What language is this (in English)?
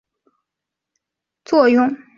Chinese